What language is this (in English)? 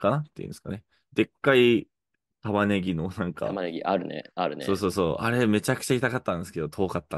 Japanese